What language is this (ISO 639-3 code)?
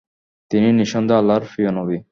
ben